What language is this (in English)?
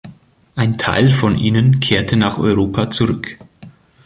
German